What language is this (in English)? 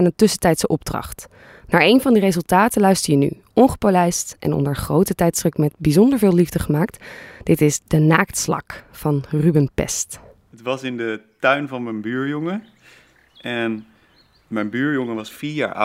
Dutch